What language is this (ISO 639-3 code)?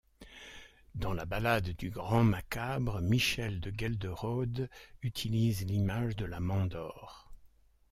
fra